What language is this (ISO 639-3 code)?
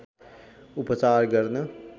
nep